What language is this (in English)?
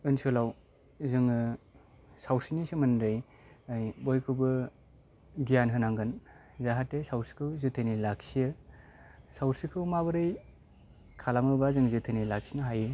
Bodo